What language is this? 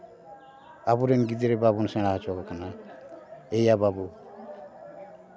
Santali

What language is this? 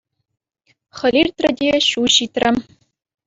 Chuvash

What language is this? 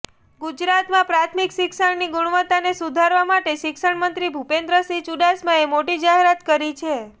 Gujarati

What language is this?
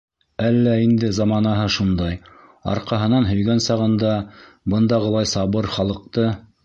Bashkir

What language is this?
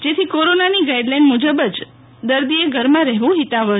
Gujarati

